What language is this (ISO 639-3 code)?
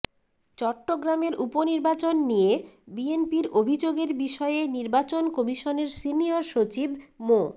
ben